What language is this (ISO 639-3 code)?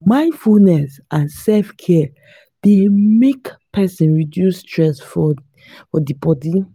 pcm